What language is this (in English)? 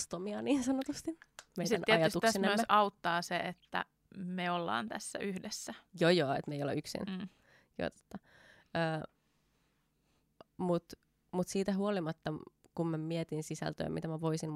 Finnish